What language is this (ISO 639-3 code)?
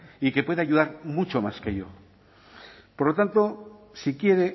spa